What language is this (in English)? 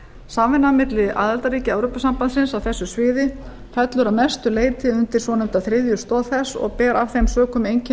Icelandic